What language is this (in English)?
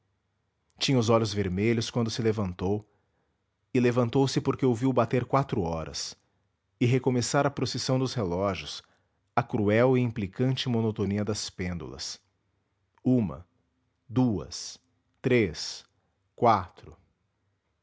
Portuguese